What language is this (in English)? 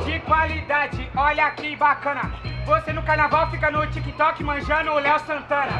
Portuguese